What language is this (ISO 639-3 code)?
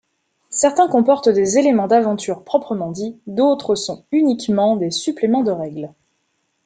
fra